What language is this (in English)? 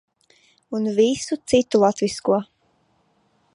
Latvian